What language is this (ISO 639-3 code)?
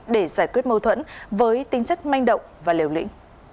vie